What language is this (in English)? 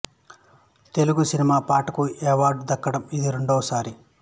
Telugu